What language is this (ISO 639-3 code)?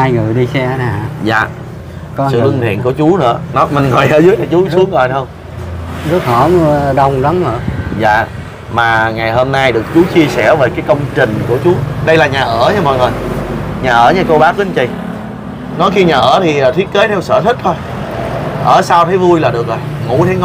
vie